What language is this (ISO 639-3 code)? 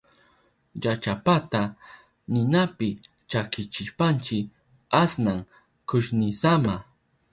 qup